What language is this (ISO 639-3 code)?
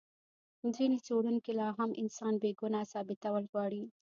pus